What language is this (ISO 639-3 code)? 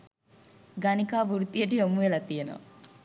sin